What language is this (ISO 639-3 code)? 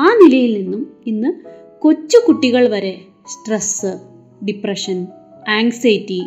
mal